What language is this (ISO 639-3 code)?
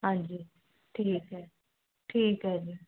pan